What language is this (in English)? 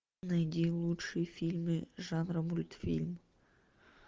Russian